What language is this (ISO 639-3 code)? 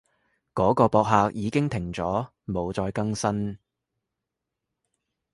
yue